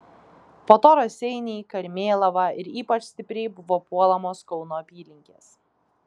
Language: Lithuanian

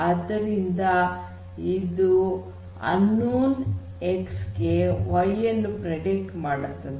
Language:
Kannada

